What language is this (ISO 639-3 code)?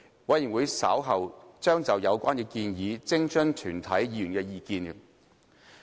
yue